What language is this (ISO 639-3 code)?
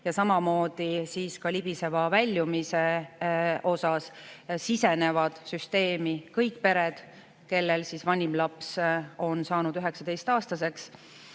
est